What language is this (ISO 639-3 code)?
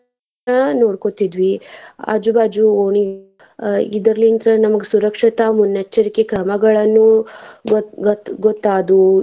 kan